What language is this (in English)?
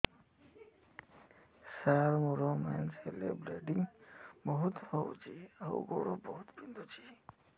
Odia